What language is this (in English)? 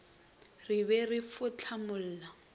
Northern Sotho